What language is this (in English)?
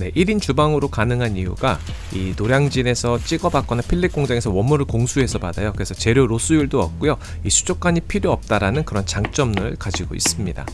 Korean